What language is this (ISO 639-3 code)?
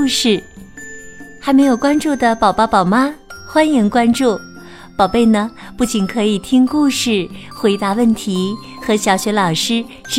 zho